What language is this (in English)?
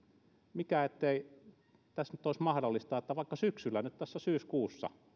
Finnish